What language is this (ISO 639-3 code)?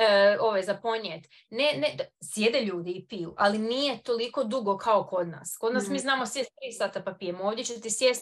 hrv